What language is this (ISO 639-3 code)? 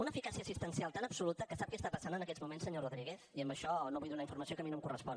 cat